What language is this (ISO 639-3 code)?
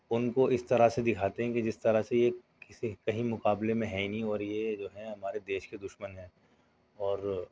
urd